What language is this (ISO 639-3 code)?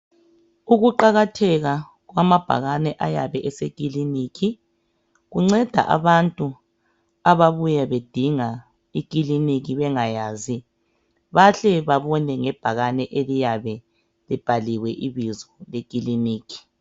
nde